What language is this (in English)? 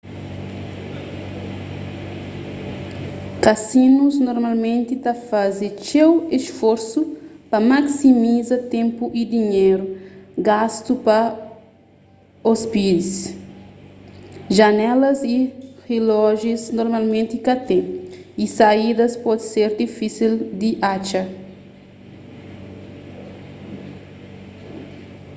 Kabuverdianu